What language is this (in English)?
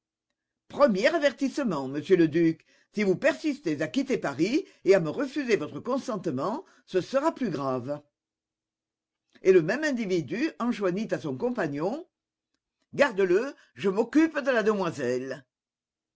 French